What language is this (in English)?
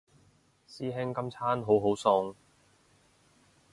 Cantonese